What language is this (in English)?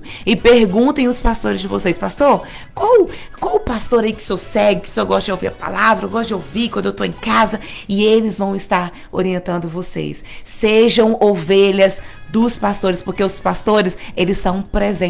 Portuguese